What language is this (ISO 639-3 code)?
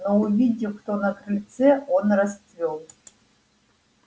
rus